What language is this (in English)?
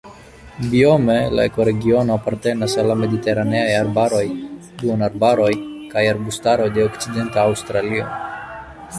Esperanto